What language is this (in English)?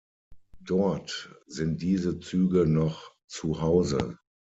German